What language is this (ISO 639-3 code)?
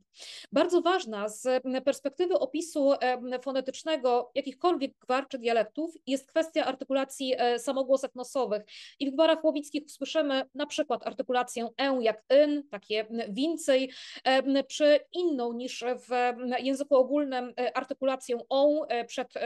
pol